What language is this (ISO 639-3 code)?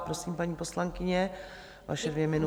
ces